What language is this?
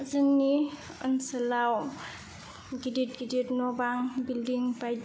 Bodo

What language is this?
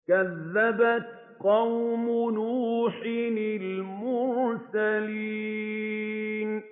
Arabic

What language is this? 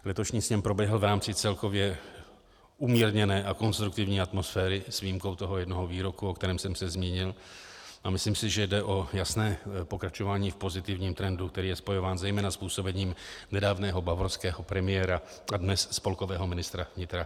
Czech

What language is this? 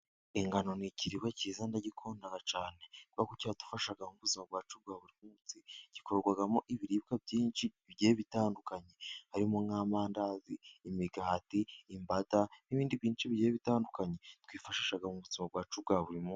Kinyarwanda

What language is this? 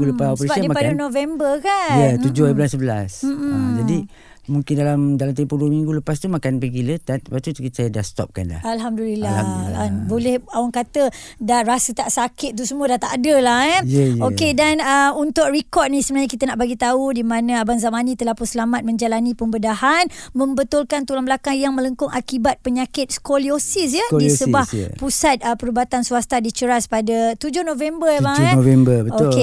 Malay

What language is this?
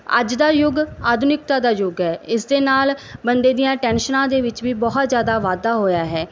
Punjabi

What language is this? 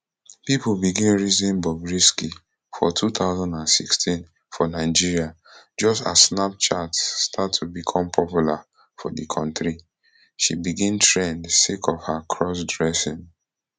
Nigerian Pidgin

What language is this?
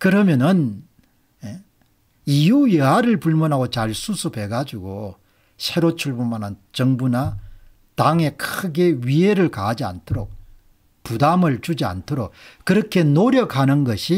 Korean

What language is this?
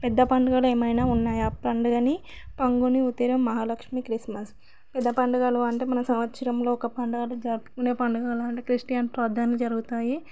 Telugu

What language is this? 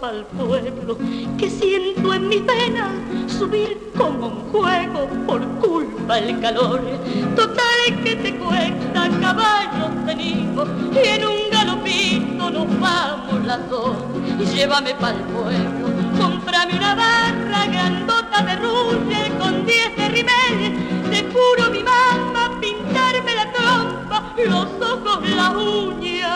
Spanish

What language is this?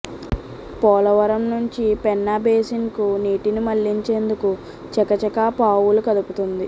Telugu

